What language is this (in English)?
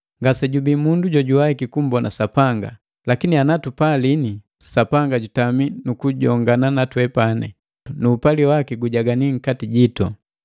Matengo